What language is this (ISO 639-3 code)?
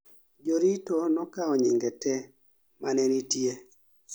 luo